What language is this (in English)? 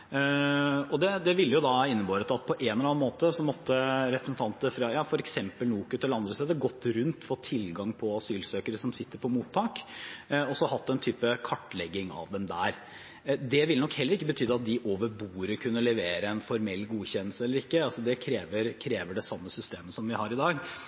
Norwegian Bokmål